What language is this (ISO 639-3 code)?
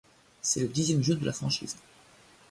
fra